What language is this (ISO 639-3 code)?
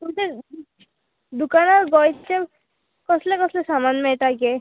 kok